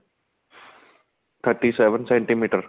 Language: Punjabi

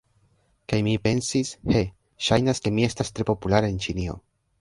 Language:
Esperanto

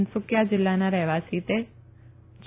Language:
Gujarati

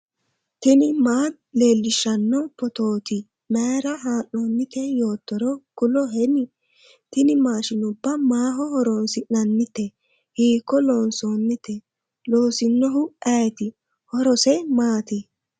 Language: Sidamo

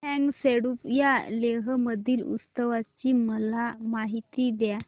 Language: Marathi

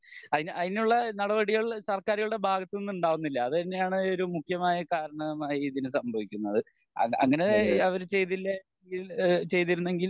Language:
Malayalam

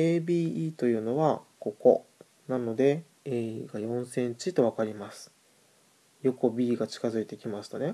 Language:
Japanese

